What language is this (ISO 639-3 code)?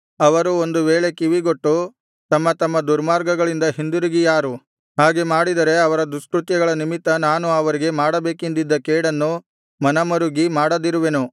kan